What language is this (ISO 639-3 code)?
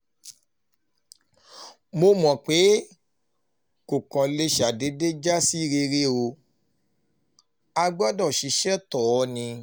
yor